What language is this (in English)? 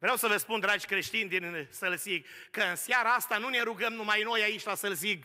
Romanian